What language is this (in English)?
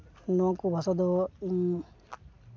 Santali